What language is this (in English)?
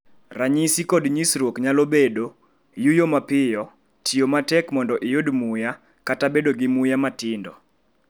Luo (Kenya and Tanzania)